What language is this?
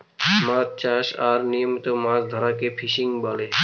Bangla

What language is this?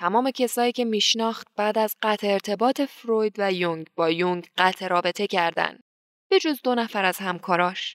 Persian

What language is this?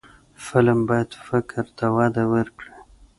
Pashto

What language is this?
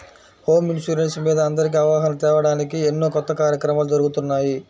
Telugu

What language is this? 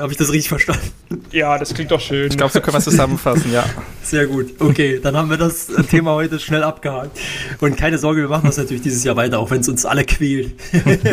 German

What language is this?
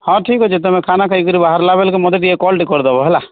Odia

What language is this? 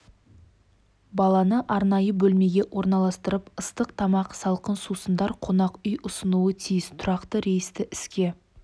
Kazakh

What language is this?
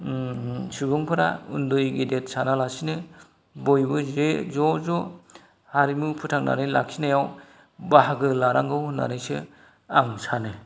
Bodo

